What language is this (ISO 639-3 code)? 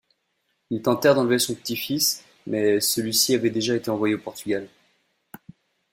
fra